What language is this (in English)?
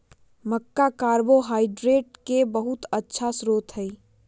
Magahi